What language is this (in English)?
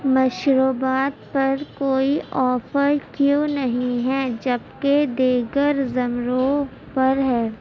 Urdu